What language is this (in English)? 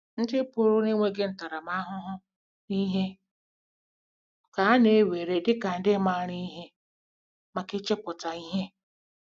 Igbo